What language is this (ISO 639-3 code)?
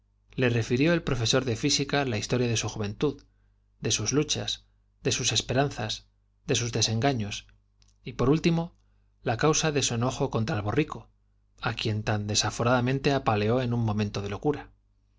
spa